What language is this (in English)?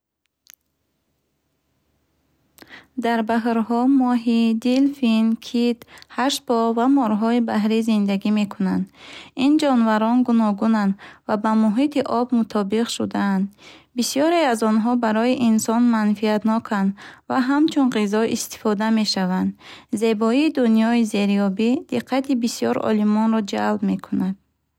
Bukharic